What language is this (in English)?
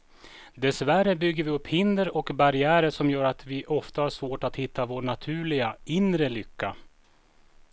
Swedish